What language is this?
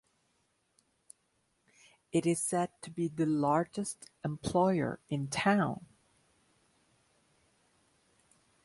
English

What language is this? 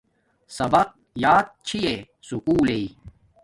Domaaki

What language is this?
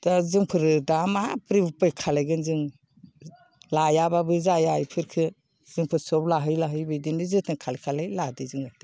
Bodo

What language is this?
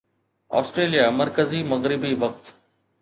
Sindhi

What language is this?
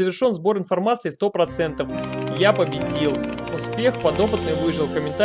Russian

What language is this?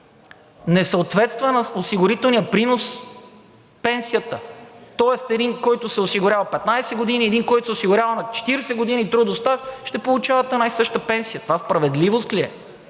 Bulgarian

